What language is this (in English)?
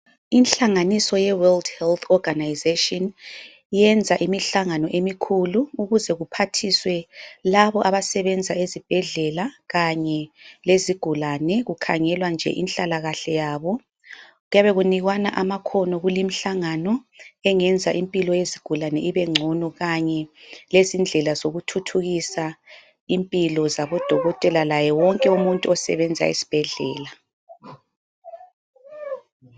North Ndebele